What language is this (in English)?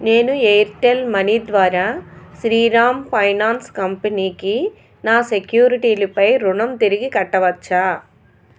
Telugu